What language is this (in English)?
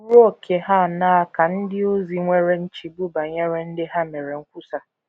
Igbo